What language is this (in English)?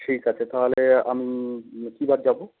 Bangla